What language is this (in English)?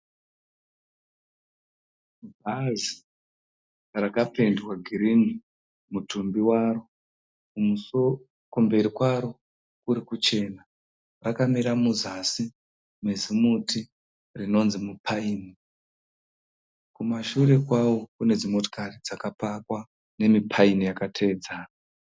Shona